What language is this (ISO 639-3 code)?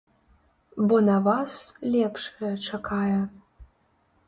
bel